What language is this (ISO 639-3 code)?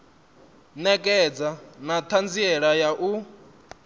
ven